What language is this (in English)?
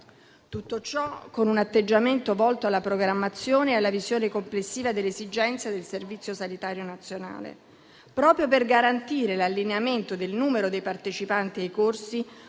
Italian